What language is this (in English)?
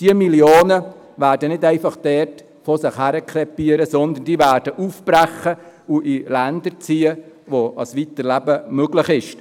Swiss German